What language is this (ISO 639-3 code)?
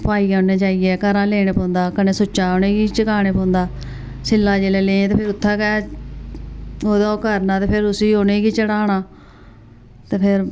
doi